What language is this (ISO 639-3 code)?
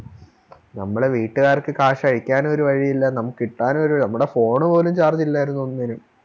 mal